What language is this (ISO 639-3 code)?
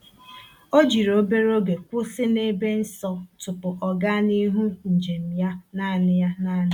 ibo